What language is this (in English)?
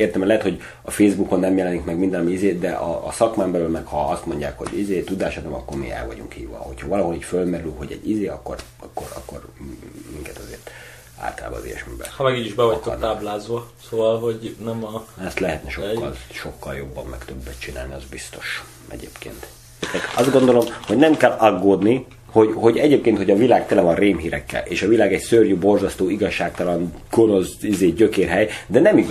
Hungarian